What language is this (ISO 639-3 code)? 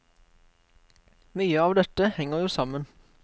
nor